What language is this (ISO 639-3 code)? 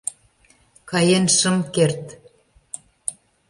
chm